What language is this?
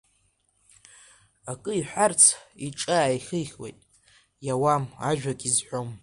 Abkhazian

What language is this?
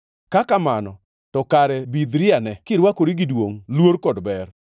Luo (Kenya and Tanzania)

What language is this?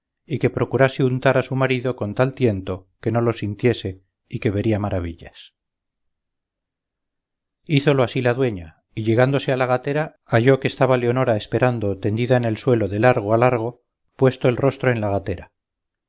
Spanish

